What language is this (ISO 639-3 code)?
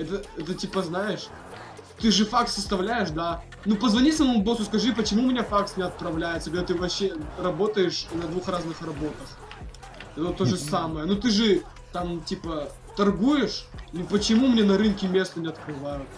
rus